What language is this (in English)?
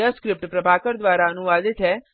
Hindi